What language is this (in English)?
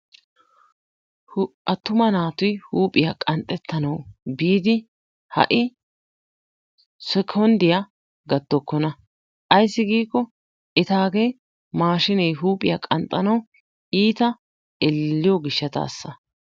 Wolaytta